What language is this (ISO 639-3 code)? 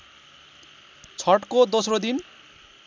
nep